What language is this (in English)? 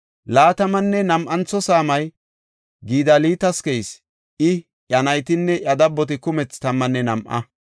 Gofa